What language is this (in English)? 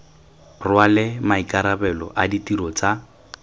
Tswana